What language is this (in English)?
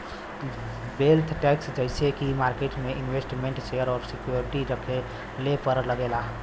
Bhojpuri